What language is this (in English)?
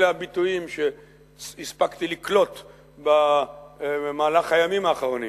Hebrew